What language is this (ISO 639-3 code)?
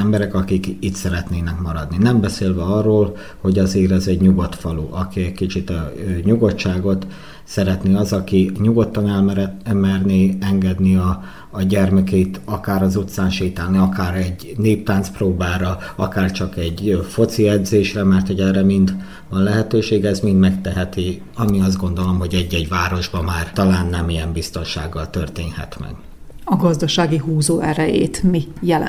hun